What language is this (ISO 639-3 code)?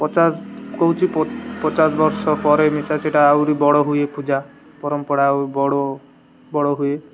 ori